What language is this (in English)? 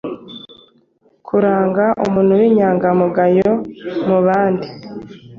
Kinyarwanda